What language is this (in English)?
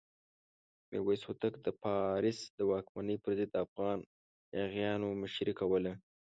Pashto